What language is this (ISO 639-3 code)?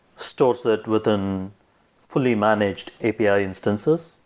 eng